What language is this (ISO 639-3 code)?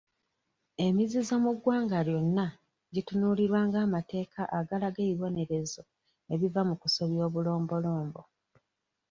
lug